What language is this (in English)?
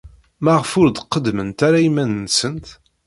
Kabyle